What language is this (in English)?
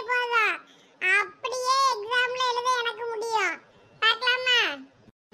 Tamil